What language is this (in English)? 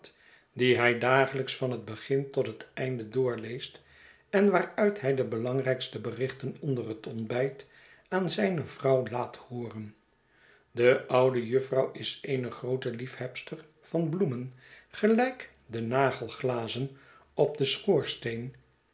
Dutch